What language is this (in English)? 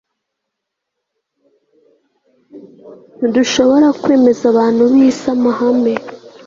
Kinyarwanda